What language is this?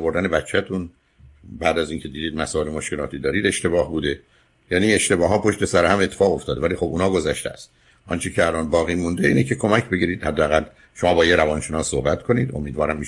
Persian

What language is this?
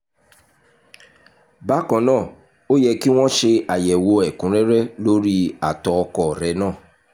Yoruba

